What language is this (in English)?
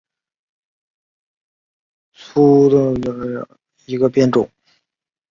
Chinese